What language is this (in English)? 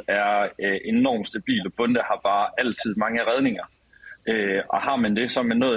Danish